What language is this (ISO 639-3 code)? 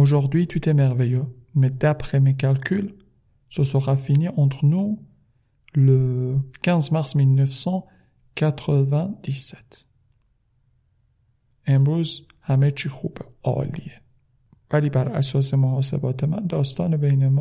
fas